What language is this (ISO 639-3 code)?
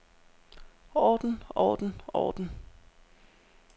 dan